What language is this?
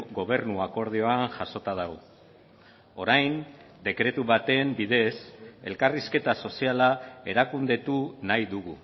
Basque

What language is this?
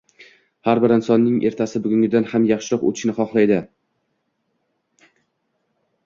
Uzbek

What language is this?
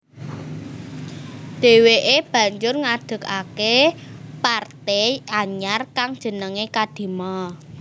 Javanese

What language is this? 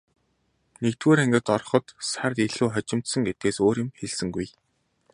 Mongolian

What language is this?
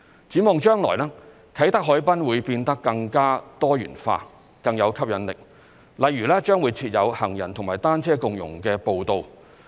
Cantonese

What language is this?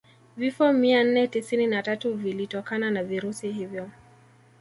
Swahili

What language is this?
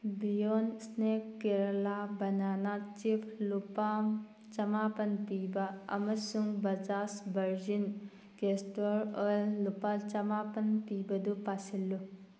Manipuri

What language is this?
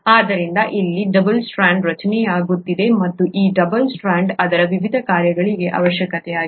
Kannada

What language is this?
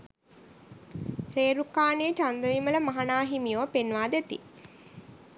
Sinhala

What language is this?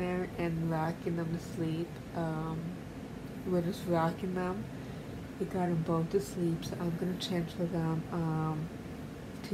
English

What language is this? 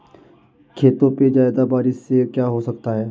Hindi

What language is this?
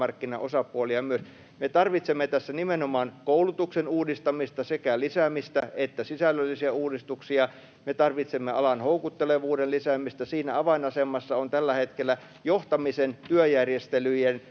Finnish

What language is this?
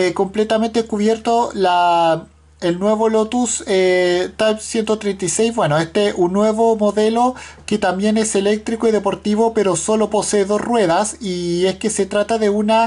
Spanish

